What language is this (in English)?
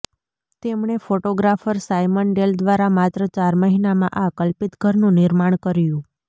Gujarati